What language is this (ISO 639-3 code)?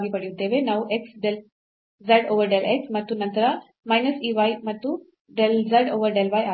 kan